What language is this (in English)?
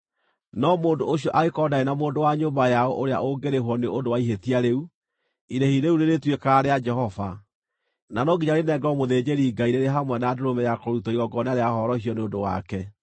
Kikuyu